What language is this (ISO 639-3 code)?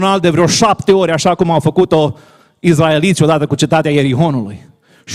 ron